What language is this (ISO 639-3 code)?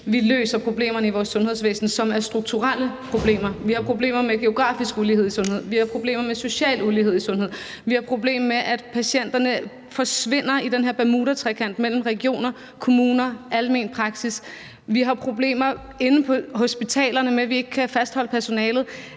dan